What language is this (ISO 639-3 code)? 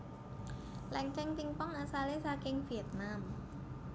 jav